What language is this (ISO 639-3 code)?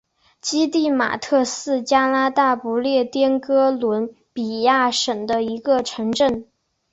zho